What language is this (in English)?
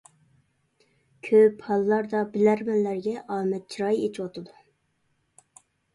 Uyghur